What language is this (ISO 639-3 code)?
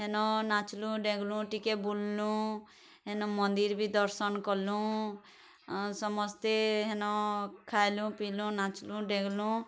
ori